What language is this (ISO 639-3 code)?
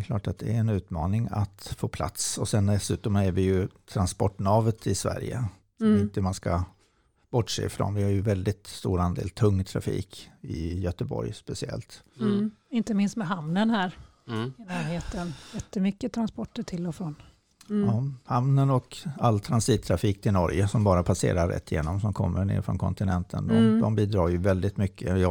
swe